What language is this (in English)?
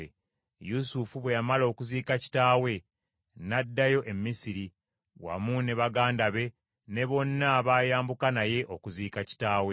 Ganda